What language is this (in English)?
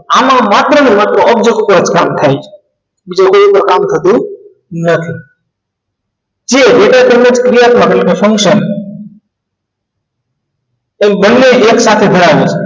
Gujarati